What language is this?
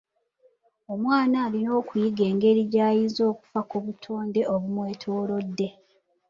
Ganda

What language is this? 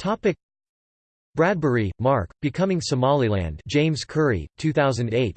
English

